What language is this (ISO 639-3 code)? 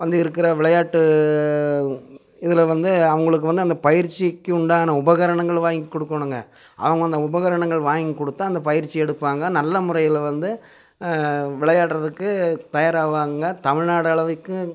tam